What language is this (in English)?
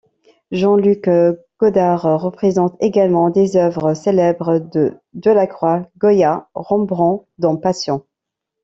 French